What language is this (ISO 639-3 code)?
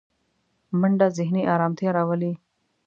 pus